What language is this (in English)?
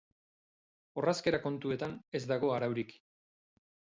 Basque